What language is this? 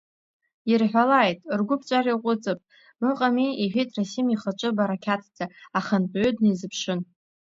Abkhazian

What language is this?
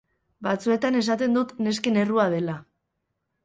Basque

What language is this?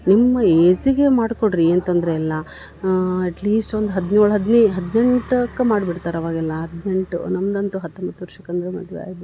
Kannada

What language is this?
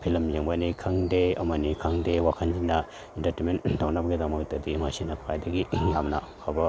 Manipuri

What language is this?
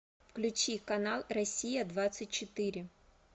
Russian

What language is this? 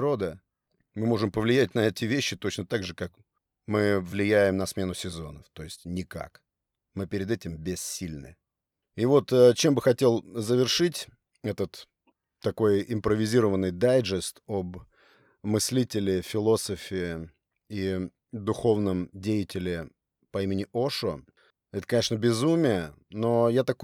Russian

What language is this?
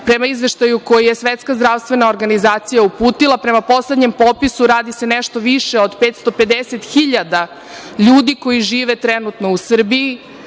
Serbian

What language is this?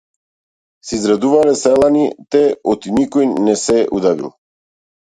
Macedonian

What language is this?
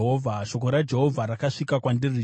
Shona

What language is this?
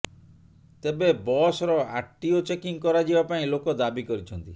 Odia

